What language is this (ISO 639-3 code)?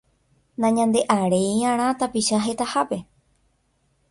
grn